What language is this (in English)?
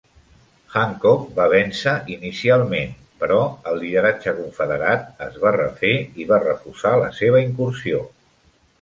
Catalan